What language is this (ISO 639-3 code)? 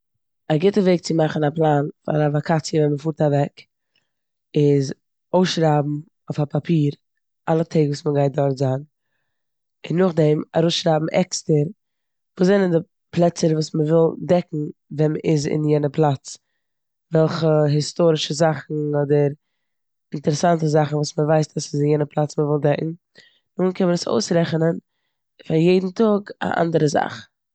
yid